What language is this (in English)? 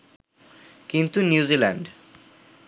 Bangla